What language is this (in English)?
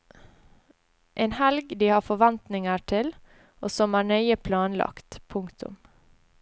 Norwegian